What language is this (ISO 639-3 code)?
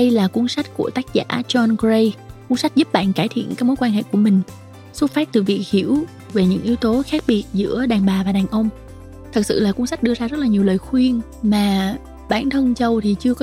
vie